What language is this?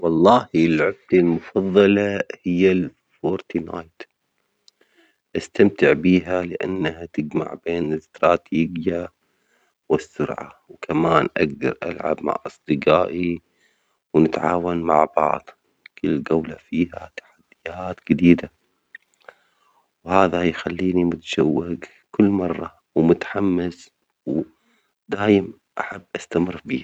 Omani Arabic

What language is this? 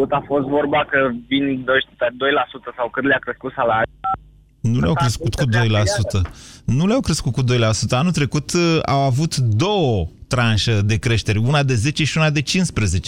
Romanian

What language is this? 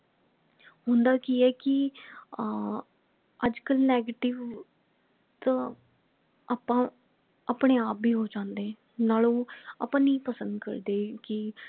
Punjabi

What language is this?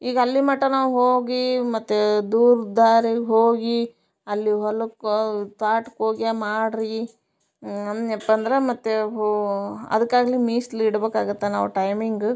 Kannada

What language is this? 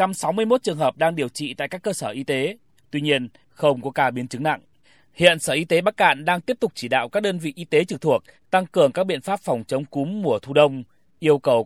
Vietnamese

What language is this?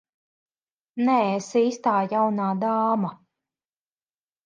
Latvian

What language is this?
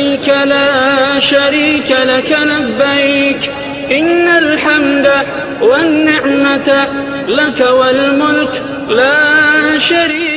Arabic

